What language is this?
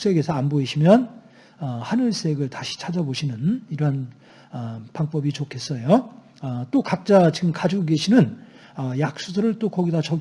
Korean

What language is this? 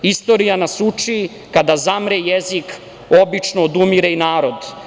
Serbian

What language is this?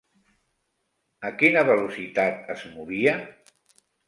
Catalan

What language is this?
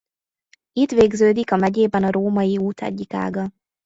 Hungarian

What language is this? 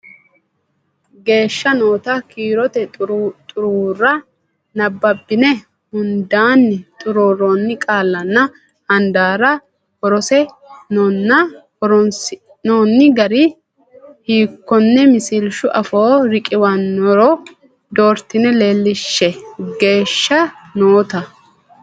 Sidamo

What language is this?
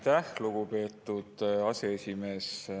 Estonian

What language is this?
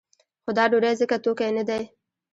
Pashto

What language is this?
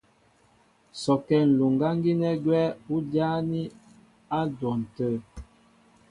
Mbo (Cameroon)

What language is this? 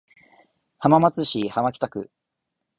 Japanese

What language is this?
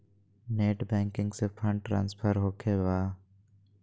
Magahi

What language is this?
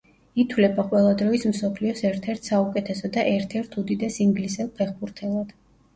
Georgian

